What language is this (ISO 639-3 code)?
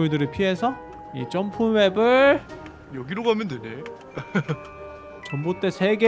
kor